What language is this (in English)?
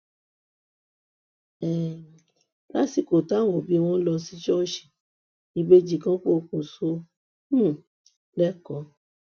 Yoruba